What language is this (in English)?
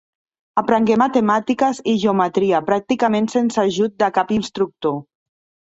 Catalan